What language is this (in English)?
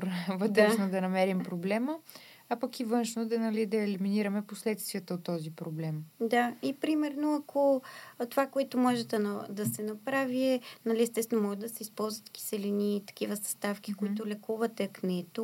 Bulgarian